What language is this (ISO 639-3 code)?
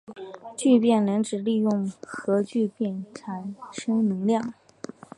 zho